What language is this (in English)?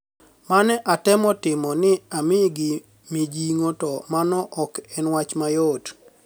Luo (Kenya and Tanzania)